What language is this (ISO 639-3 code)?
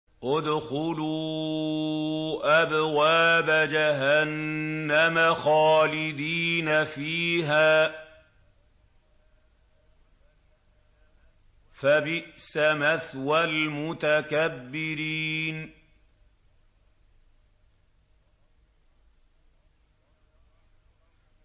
ara